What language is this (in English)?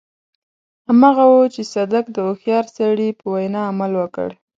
Pashto